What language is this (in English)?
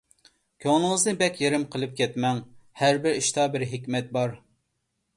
Uyghur